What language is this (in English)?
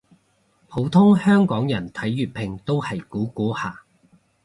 Cantonese